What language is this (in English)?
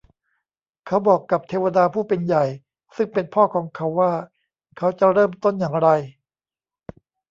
Thai